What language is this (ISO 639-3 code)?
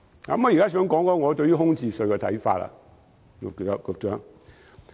yue